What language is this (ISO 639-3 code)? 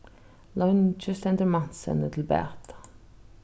fao